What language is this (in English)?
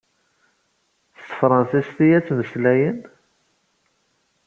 Kabyle